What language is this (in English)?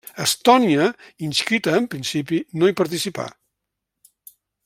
Catalan